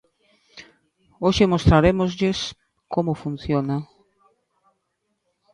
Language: Galician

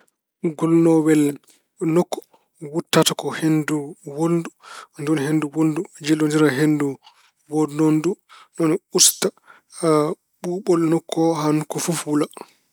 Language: Fula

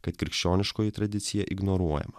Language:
Lithuanian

